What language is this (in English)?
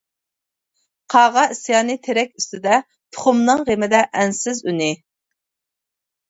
Uyghur